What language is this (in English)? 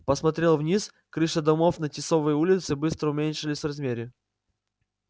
Russian